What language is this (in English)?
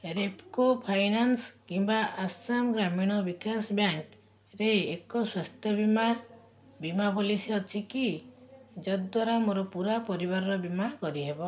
Odia